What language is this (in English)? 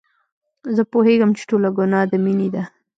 Pashto